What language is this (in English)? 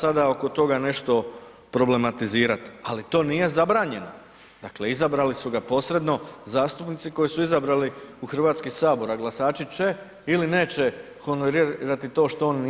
Croatian